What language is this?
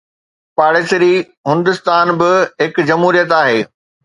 Sindhi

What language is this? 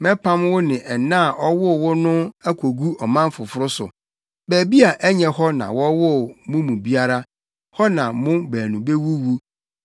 Akan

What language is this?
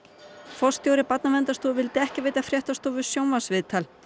Icelandic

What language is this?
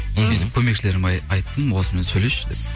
Kazakh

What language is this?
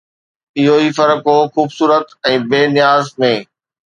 Sindhi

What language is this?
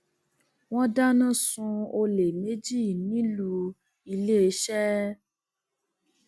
Yoruba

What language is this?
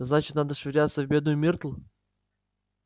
Russian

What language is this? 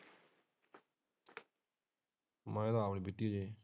Punjabi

